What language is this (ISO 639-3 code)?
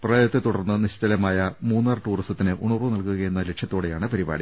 mal